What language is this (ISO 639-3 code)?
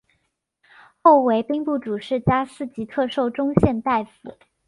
zho